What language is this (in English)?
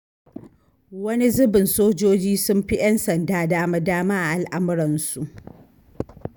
Hausa